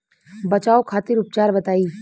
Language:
Bhojpuri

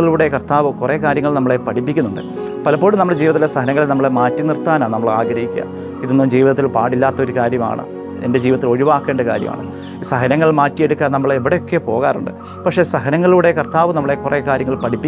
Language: Malayalam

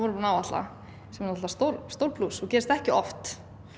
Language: Icelandic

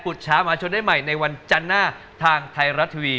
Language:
Thai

